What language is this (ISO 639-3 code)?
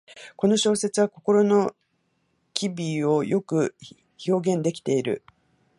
jpn